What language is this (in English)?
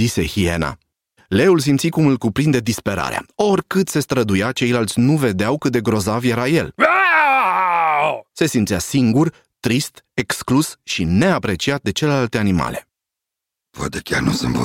Romanian